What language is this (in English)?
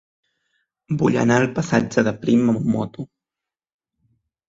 Catalan